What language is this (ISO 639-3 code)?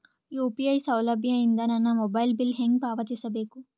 kan